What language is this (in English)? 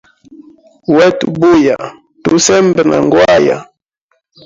Hemba